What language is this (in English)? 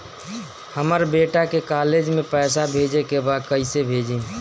Bhojpuri